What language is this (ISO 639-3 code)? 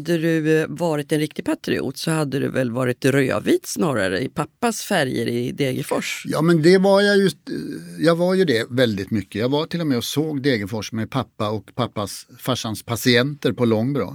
swe